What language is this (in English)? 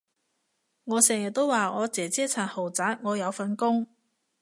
Cantonese